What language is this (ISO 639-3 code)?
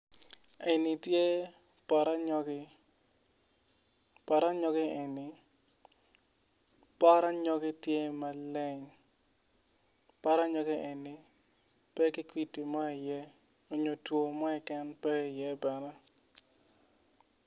ach